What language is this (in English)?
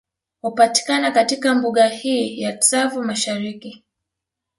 Swahili